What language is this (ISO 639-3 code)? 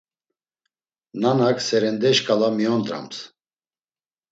lzz